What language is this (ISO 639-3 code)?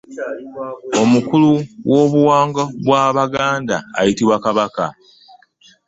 lug